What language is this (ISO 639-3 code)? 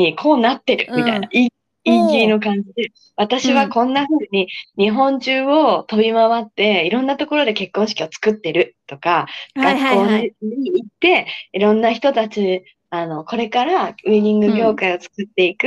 jpn